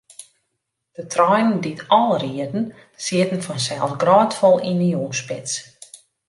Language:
Western Frisian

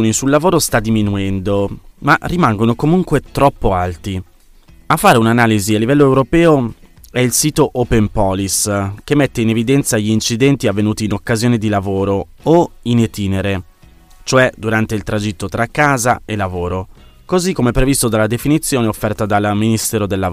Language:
Italian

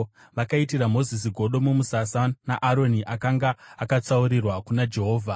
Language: Shona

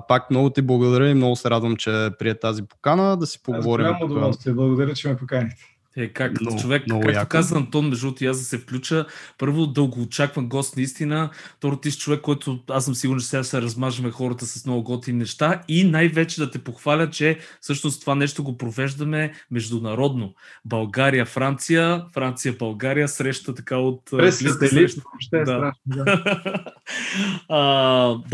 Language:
Bulgarian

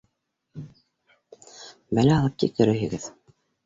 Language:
Bashkir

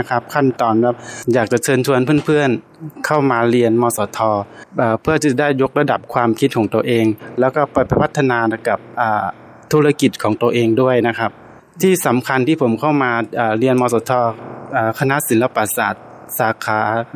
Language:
Thai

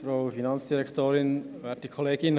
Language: Swiss German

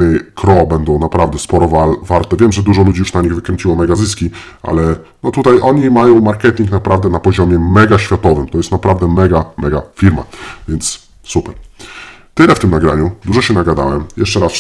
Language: Polish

